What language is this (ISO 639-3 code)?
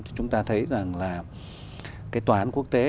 vie